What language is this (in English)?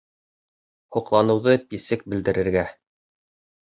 Bashkir